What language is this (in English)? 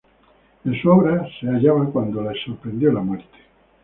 Spanish